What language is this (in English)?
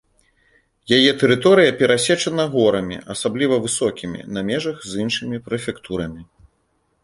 Belarusian